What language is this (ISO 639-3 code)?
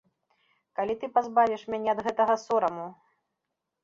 bel